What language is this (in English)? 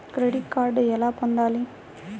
Telugu